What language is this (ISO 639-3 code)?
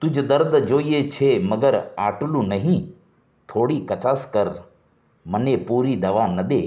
guj